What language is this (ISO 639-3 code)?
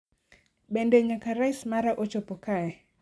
luo